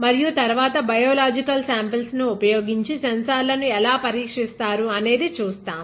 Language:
Telugu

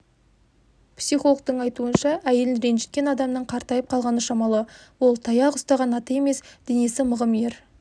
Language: Kazakh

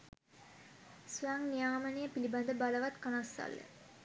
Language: Sinhala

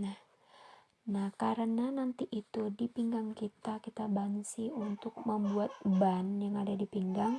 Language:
Indonesian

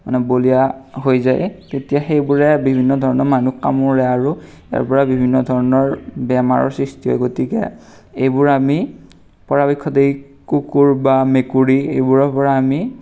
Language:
Assamese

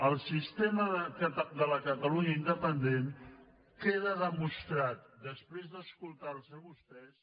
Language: Catalan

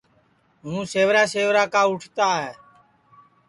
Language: Sansi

